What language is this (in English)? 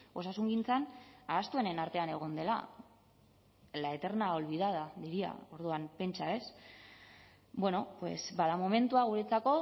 Basque